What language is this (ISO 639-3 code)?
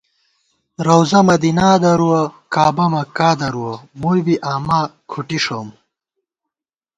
gwt